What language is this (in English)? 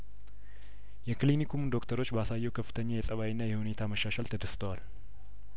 Amharic